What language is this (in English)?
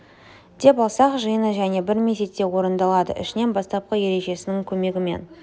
Kazakh